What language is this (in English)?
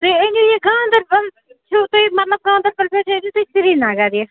Kashmiri